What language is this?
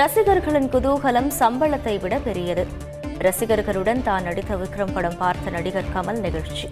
Tamil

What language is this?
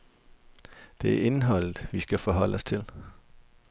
Danish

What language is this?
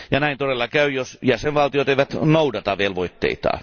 Finnish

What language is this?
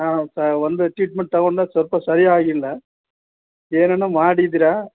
Kannada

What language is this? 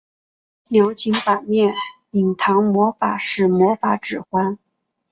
Chinese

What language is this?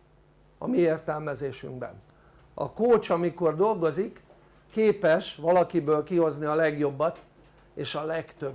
Hungarian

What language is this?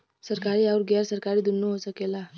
Bhojpuri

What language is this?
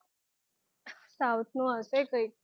Gujarati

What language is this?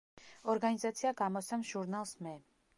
Georgian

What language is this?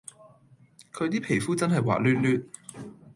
Cantonese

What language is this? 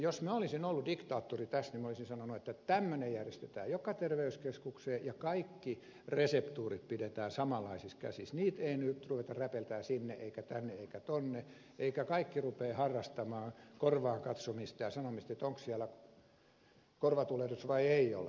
Finnish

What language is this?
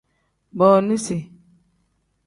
Tem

